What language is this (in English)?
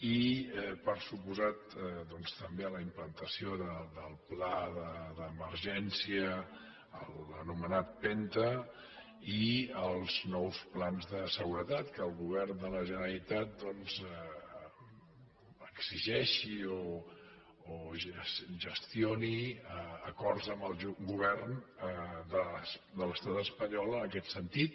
Catalan